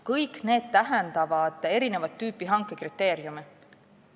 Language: Estonian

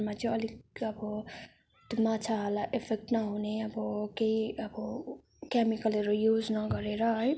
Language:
Nepali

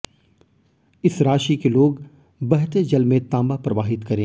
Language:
Hindi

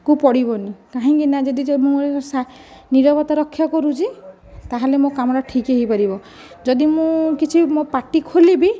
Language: Odia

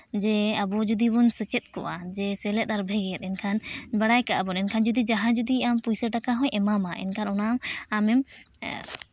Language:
Santali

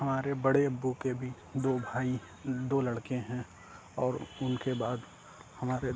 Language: Urdu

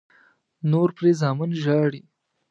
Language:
Pashto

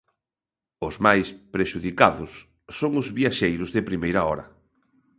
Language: Galician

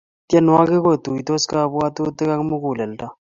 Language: Kalenjin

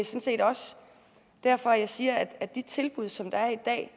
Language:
Danish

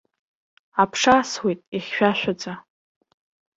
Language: Abkhazian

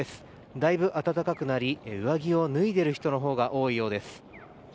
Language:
Japanese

